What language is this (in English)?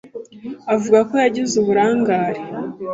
Kinyarwanda